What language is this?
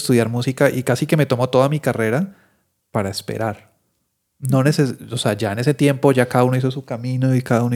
Spanish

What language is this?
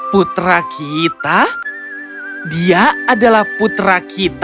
Indonesian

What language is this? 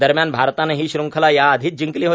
Marathi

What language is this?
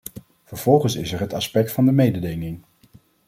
Dutch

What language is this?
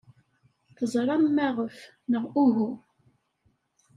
Kabyle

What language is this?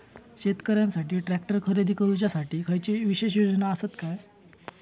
Marathi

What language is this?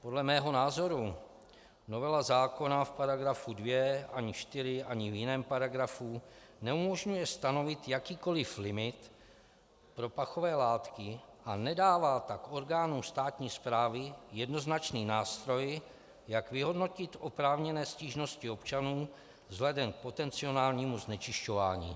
Czech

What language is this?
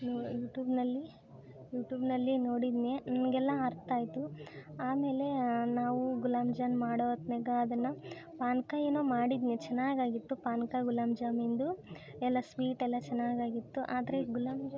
Kannada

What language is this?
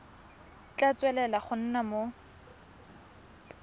Tswana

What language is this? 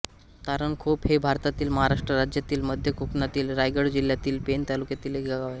Marathi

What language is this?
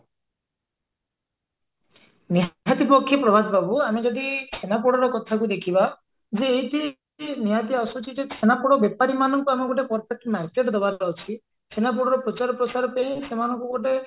Odia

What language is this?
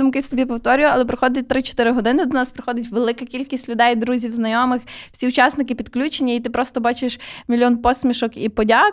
Ukrainian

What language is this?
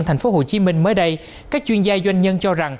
Vietnamese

